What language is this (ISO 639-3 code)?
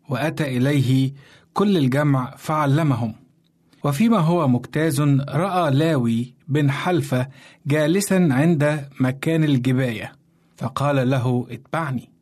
ara